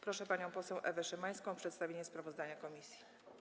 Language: Polish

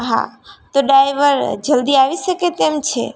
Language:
Gujarati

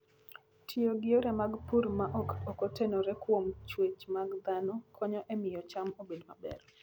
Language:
Luo (Kenya and Tanzania)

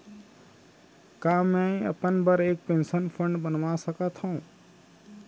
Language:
Chhattisgarhi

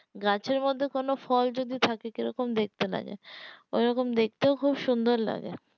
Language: Bangla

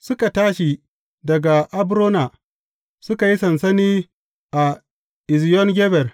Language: Hausa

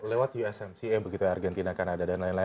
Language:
Indonesian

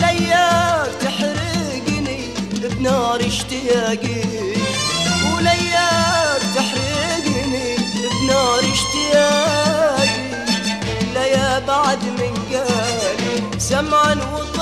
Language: Arabic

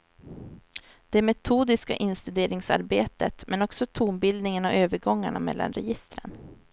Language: Swedish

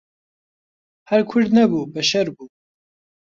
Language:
Central Kurdish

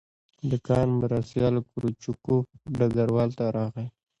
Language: Pashto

